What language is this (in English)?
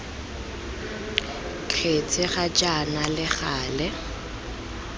Tswana